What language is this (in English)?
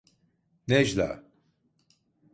Turkish